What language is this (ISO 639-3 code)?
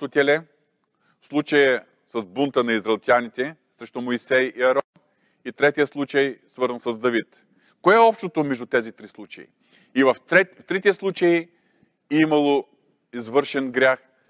bul